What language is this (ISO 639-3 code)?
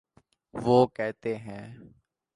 urd